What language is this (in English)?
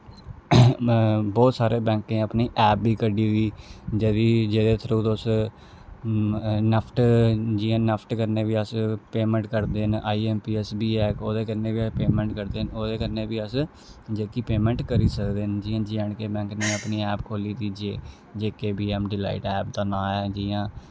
Dogri